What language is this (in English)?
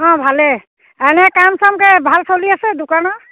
Assamese